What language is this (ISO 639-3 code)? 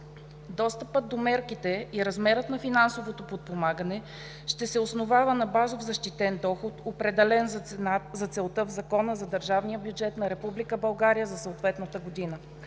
bul